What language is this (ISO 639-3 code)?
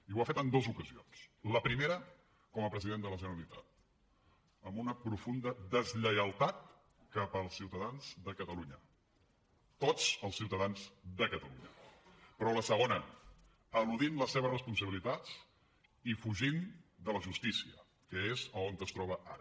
cat